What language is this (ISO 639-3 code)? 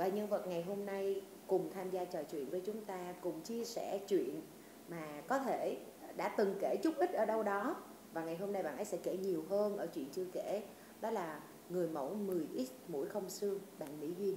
vie